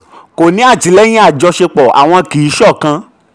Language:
Yoruba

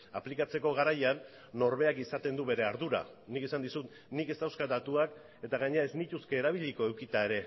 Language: Basque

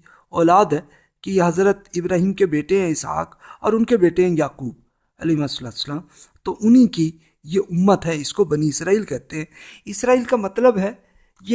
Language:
Urdu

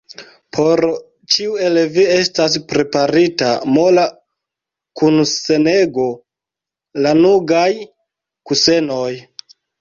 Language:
Esperanto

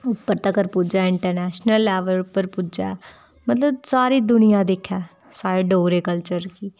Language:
Dogri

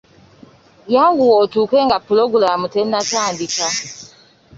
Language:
Ganda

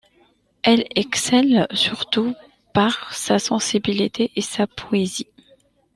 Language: French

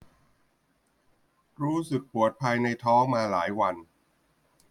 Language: Thai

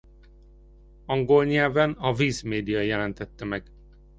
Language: Hungarian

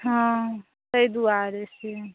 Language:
Maithili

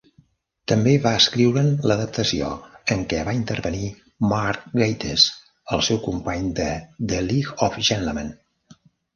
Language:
Catalan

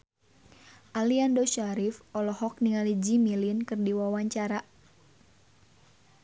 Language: Sundanese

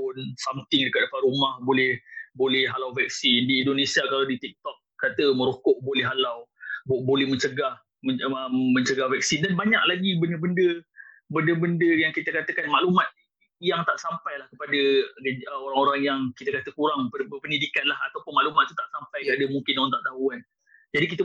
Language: Malay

